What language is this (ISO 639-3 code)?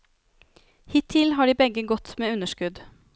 nor